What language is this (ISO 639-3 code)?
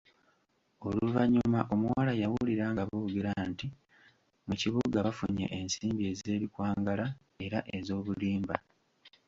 lug